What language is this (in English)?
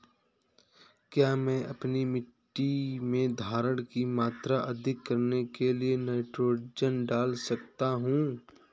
Hindi